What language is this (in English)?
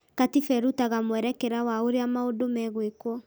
Kikuyu